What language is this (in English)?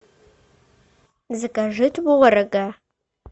Russian